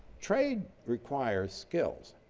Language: English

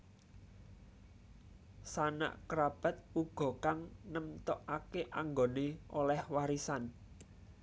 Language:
Javanese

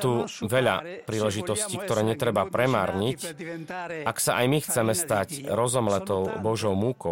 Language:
Slovak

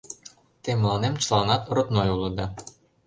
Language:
Mari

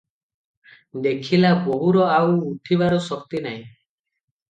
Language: Odia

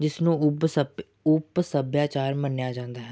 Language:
Punjabi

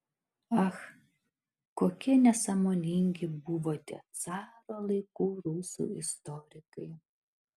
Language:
Lithuanian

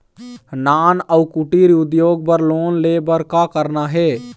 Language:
Chhattisgarhi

